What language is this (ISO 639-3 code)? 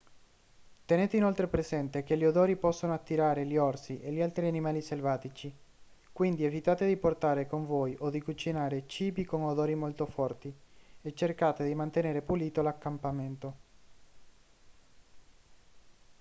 ita